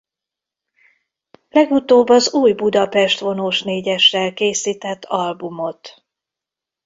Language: Hungarian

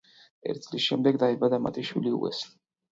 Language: Georgian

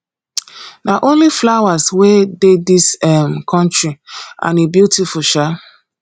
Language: Nigerian Pidgin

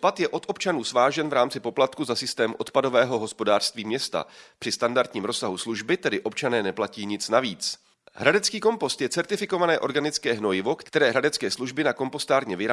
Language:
Czech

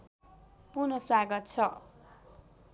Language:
Nepali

